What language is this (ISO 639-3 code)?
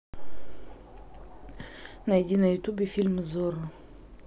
rus